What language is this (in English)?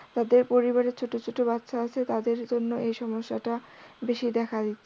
Bangla